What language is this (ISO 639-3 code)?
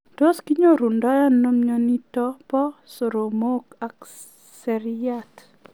kln